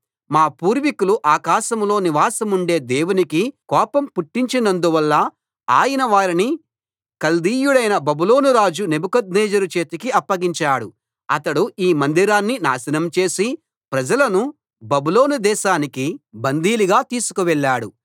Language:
Telugu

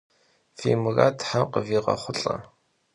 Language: Kabardian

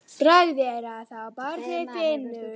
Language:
Icelandic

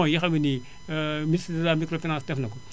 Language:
Wolof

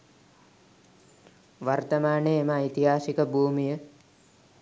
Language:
Sinhala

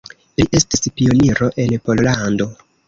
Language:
Esperanto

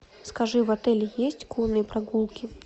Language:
Russian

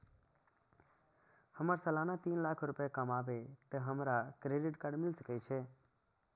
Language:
Maithili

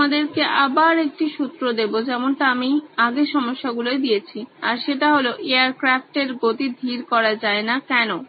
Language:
Bangla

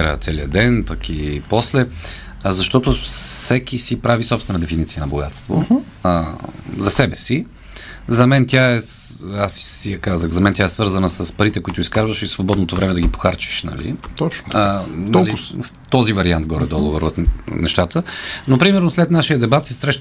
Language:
Bulgarian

